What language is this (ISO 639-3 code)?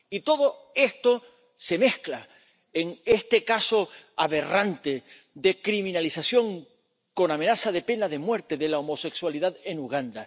spa